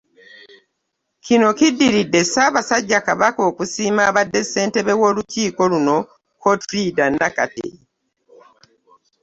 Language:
Ganda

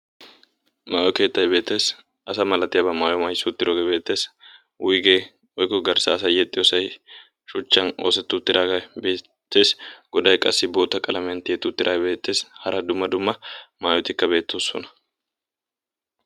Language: Wolaytta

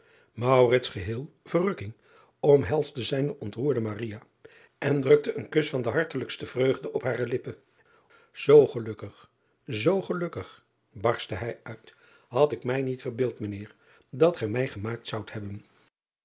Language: Dutch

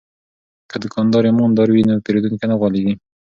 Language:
Pashto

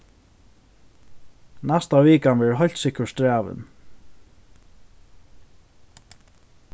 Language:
Faroese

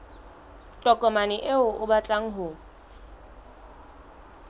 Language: Southern Sotho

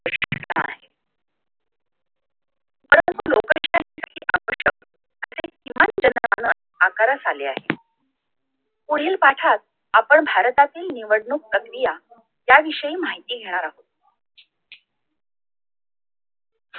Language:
Marathi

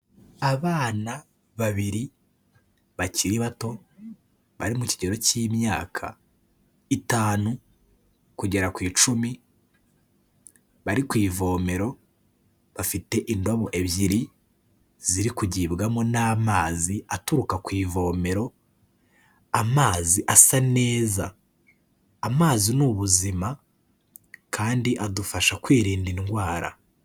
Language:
Kinyarwanda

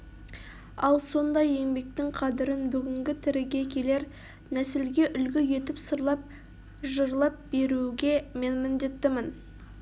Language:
Kazakh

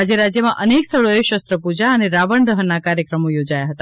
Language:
Gujarati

